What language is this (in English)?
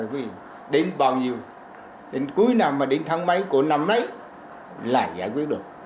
Vietnamese